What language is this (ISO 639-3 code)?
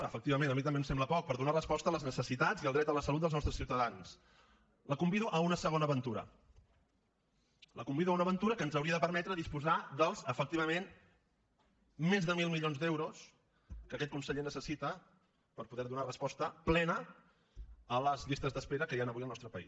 cat